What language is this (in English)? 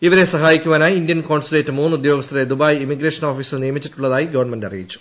Malayalam